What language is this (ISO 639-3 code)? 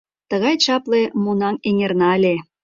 chm